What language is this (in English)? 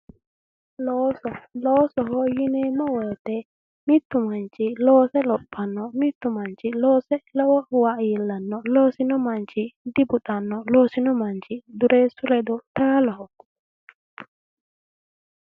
Sidamo